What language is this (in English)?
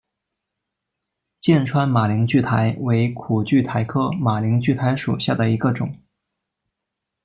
Chinese